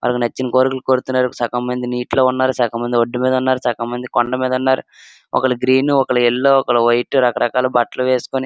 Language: Telugu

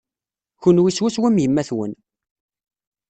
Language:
Kabyle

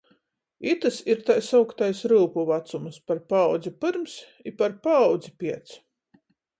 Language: Latgalian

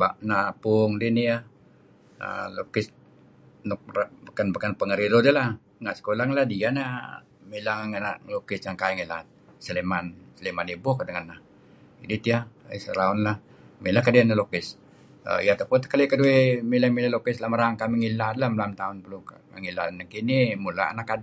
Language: Kelabit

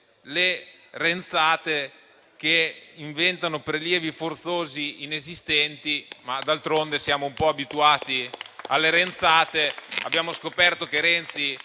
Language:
Italian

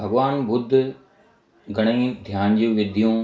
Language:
Sindhi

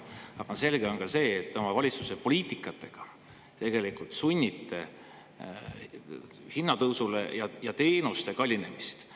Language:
Estonian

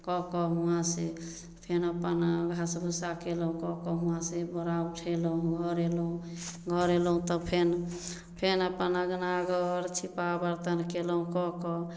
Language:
Maithili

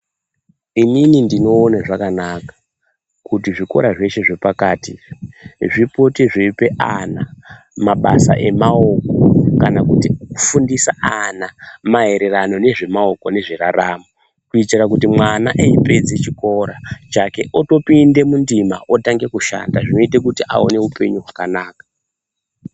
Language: Ndau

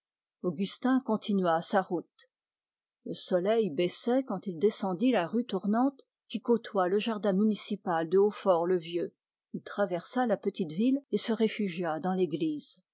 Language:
French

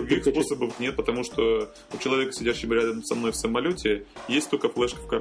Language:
Russian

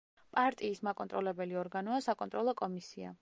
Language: Georgian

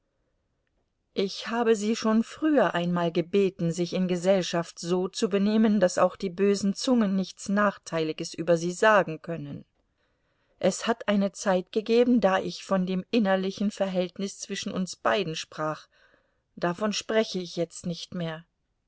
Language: German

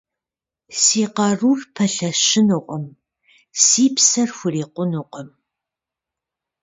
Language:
Kabardian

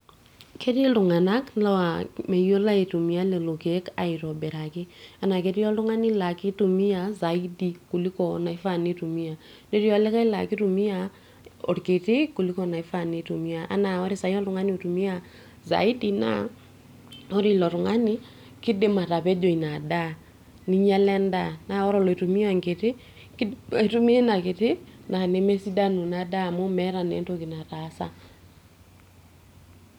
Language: Masai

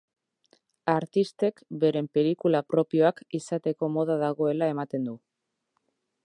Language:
Basque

